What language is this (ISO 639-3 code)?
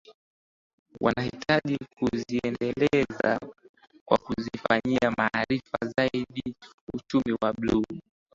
swa